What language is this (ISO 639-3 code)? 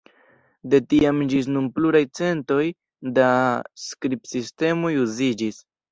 epo